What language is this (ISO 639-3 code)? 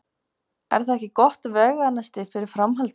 isl